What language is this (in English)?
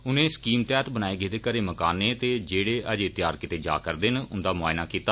Dogri